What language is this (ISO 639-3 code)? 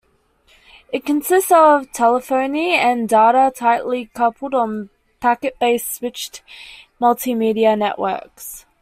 eng